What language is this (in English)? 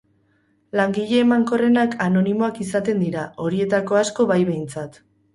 Basque